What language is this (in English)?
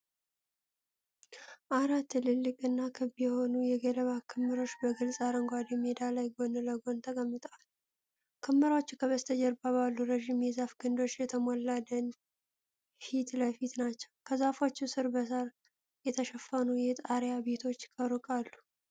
Amharic